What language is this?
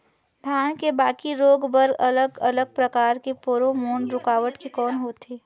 Chhattisgarhi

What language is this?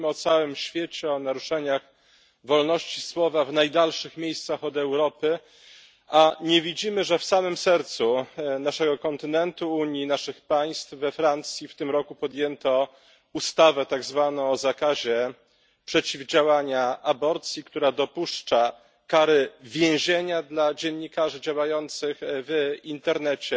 Polish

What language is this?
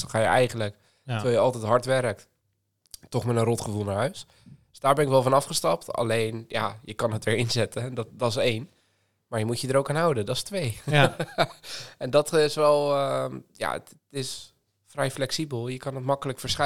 Dutch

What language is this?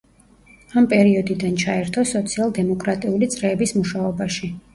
Georgian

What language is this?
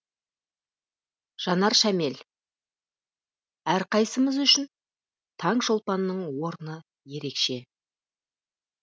Kazakh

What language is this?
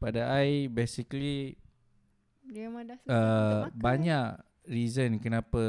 Malay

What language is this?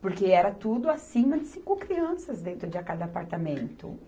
Portuguese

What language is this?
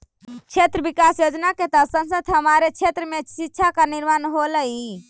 Magahi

